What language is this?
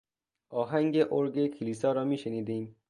Persian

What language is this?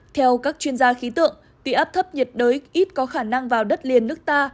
Vietnamese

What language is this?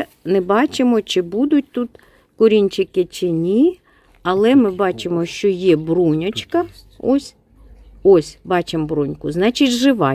Ukrainian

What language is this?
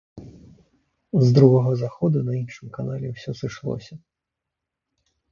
Belarusian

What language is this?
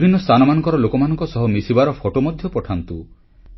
Odia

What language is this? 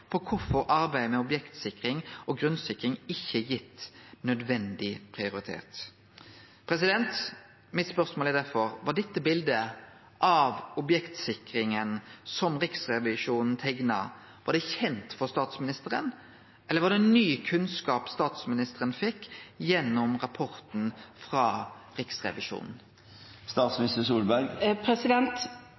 Norwegian Nynorsk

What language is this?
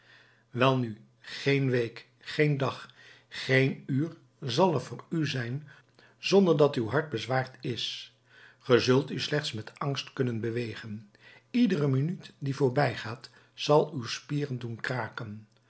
Dutch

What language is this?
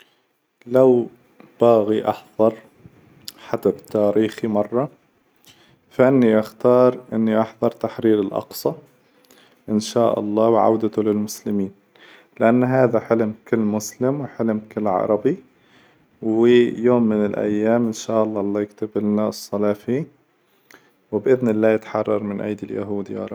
Hijazi Arabic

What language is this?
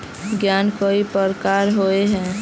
Magahi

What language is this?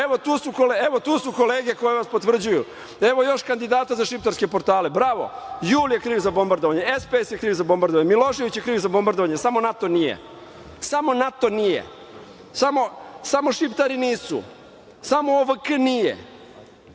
Serbian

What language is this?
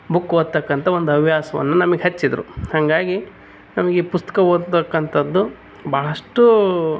Kannada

